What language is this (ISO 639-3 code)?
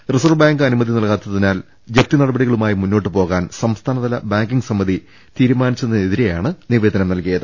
mal